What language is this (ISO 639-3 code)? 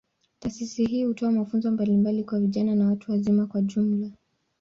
swa